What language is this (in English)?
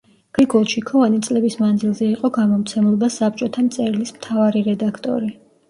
Georgian